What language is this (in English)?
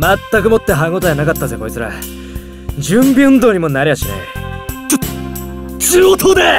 Japanese